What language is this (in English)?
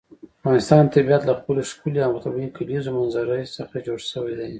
Pashto